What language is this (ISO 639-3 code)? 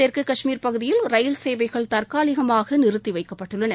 tam